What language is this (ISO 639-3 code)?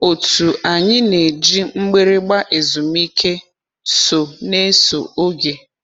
ibo